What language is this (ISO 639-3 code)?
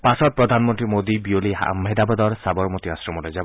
asm